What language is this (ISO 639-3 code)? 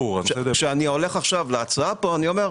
heb